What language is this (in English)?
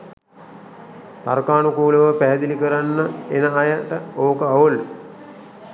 Sinhala